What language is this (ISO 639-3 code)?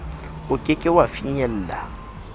sot